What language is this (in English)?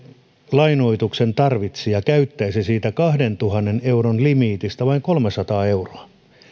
Finnish